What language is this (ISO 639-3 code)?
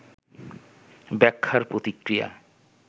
ben